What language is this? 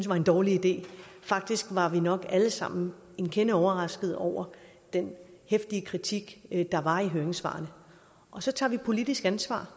Danish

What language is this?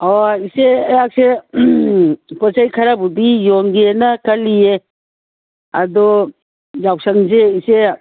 Manipuri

